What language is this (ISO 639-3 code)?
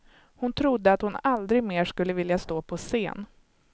swe